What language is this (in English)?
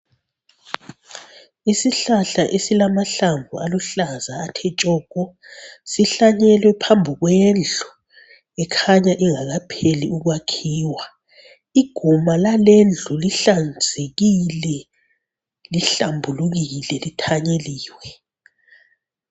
North Ndebele